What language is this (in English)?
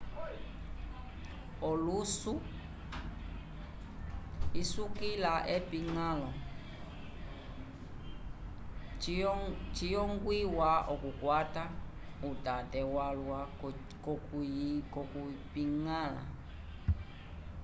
Umbundu